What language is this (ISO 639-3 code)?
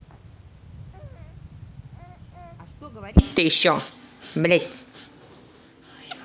rus